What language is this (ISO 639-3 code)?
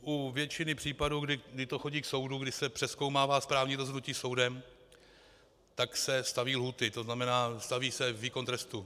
ces